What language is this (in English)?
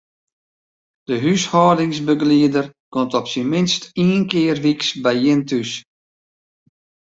Western Frisian